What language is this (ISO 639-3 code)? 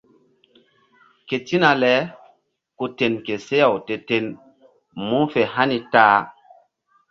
mdd